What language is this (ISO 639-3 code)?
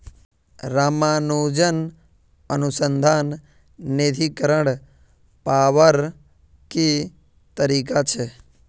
mag